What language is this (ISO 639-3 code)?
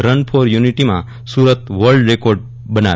guj